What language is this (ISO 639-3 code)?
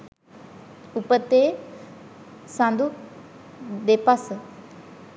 sin